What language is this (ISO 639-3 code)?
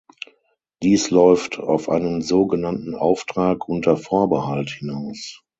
deu